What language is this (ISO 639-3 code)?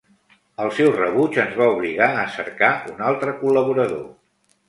cat